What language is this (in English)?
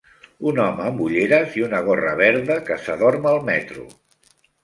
Catalan